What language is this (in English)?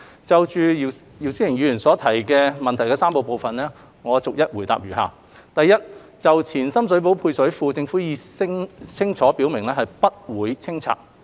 Cantonese